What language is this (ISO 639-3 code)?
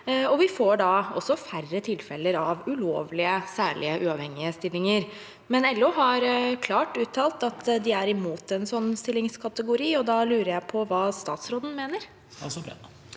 nor